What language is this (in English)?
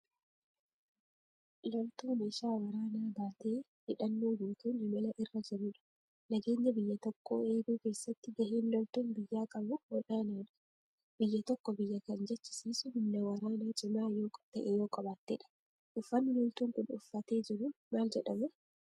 Oromo